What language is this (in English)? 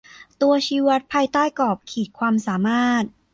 Thai